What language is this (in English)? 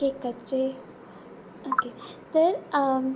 Konkani